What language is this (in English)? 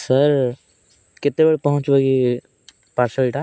Odia